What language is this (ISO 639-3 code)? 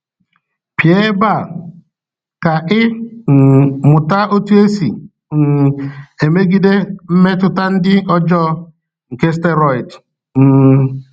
ibo